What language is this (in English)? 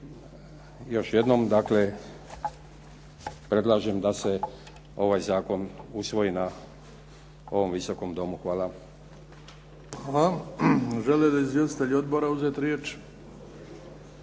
Croatian